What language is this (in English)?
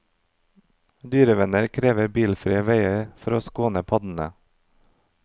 Norwegian